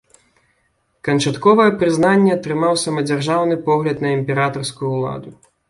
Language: Belarusian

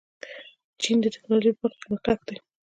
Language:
Pashto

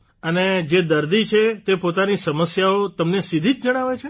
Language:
Gujarati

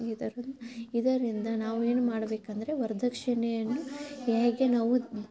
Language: Kannada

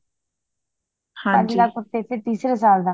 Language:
Punjabi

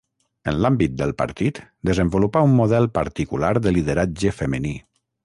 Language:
Catalan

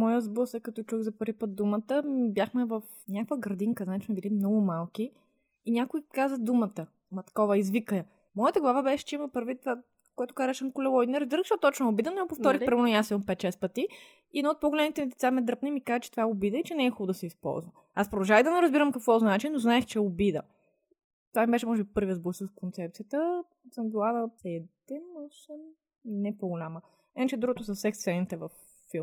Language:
Bulgarian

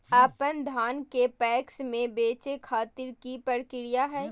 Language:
Magahi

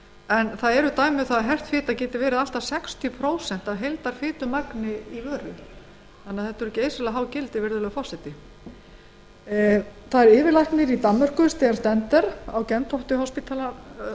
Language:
Icelandic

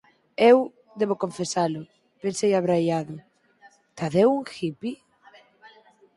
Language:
Galician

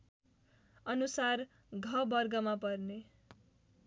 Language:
Nepali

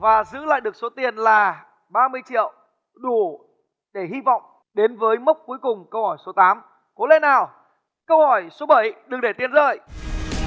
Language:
Vietnamese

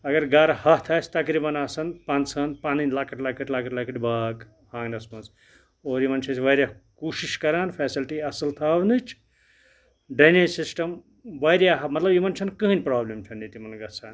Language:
Kashmiri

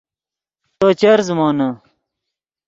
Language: Yidgha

